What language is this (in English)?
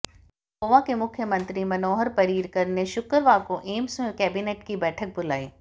Hindi